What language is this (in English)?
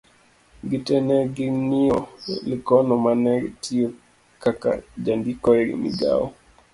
Luo (Kenya and Tanzania)